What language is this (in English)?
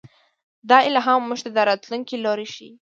Pashto